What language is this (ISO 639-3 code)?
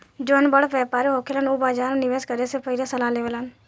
bho